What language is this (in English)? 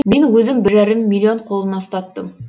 Kazakh